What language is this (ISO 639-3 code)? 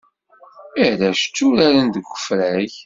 kab